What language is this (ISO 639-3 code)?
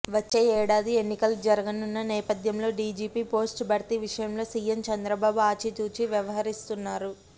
tel